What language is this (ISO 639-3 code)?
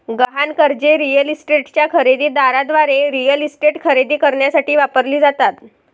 mar